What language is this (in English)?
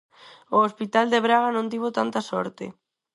Galician